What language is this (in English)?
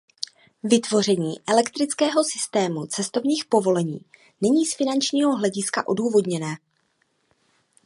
Czech